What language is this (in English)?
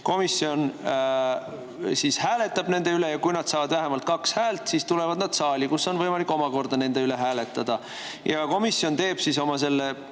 Estonian